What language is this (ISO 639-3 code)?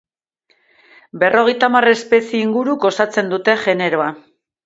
eus